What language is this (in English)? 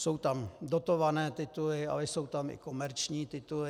Czech